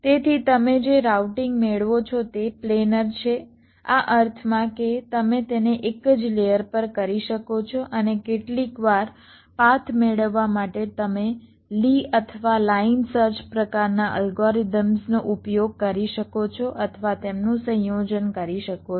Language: Gujarati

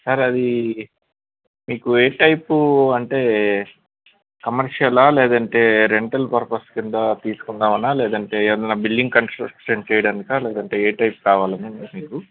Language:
Telugu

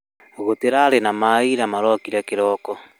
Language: Kikuyu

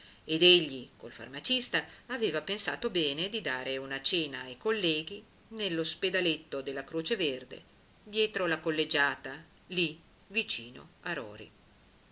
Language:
Italian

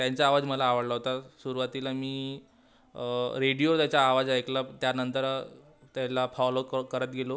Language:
Marathi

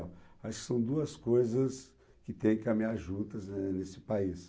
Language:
Portuguese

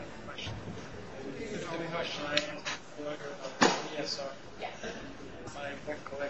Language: English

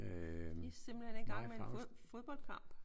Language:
Danish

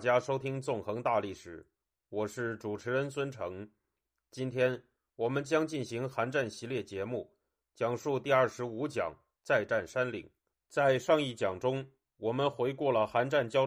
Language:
Chinese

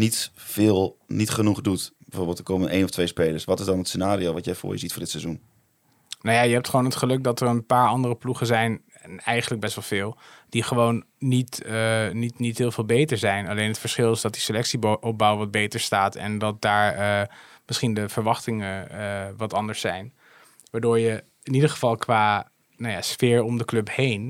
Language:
Dutch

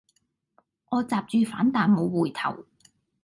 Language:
Cantonese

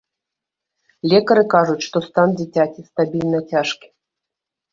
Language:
Belarusian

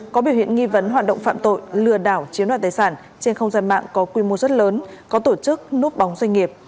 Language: Vietnamese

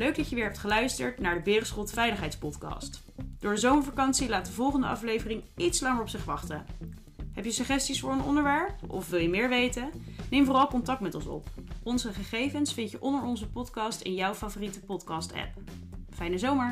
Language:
Dutch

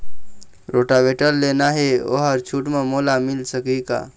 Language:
Chhattisgarhi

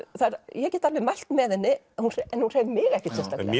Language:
Icelandic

